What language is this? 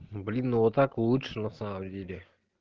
Russian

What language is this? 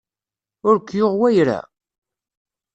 Kabyle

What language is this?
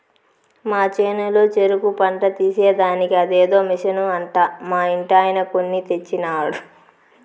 Telugu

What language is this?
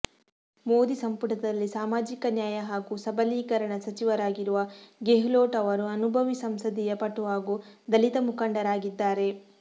Kannada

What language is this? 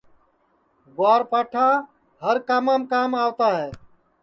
Sansi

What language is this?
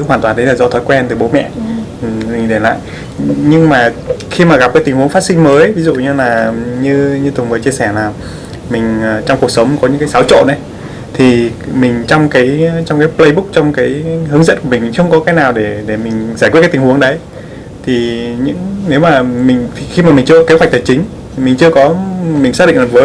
Vietnamese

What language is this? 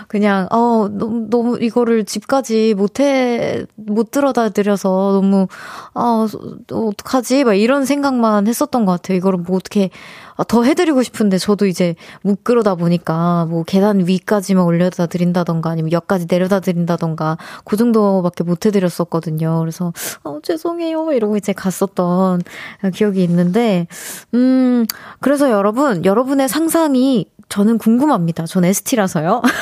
Korean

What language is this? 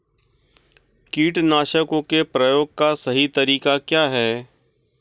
Hindi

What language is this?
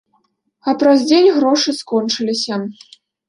Belarusian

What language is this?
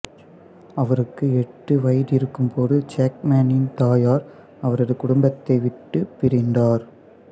Tamil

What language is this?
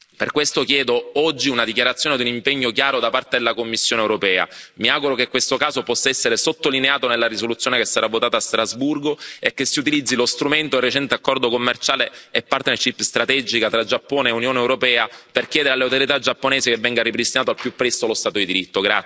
Italian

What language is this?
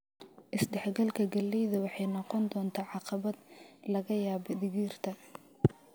Somali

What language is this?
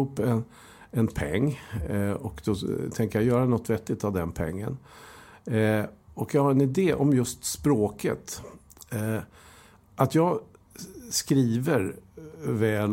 Swedish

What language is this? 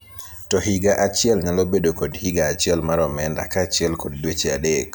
Luo (Kenya and Tanzania)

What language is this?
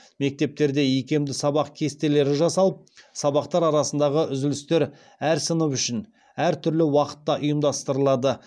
Kazakh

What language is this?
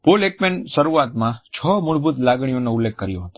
Gujarati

